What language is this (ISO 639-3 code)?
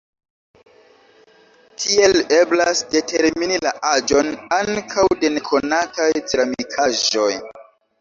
epo